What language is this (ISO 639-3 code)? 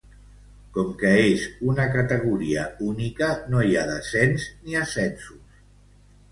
cat